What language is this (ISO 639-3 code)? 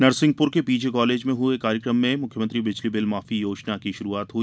hin